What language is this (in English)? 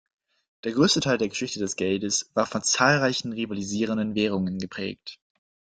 German